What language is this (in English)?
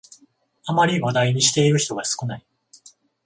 Japanese